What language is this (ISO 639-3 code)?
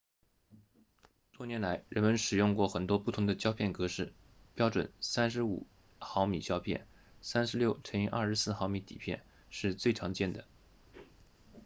zho